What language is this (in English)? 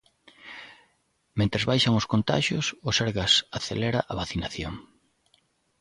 Galician